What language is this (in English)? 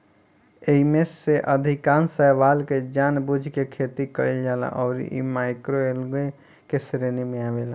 Bhojpuri